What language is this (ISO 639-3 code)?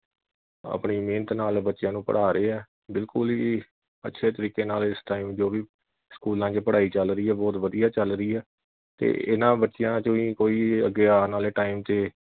pan